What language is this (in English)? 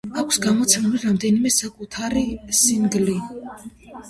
Georgian